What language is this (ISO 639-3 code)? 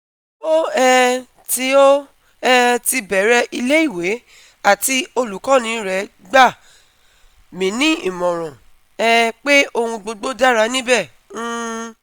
yor